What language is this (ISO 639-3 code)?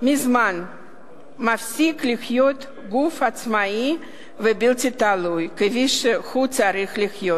heb